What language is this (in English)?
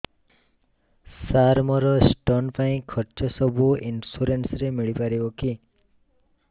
Odia